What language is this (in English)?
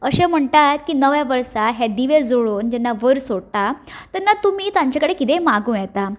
Konkani